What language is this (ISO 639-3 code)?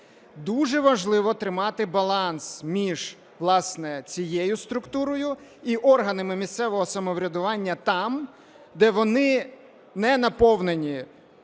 ukr